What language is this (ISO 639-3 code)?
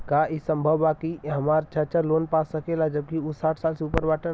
bho